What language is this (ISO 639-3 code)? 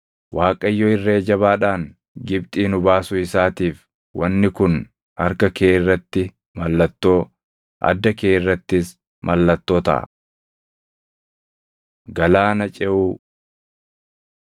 orm